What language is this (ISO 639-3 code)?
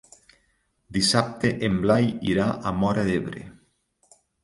cat